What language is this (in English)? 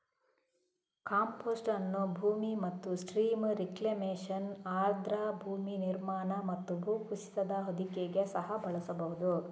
Kannada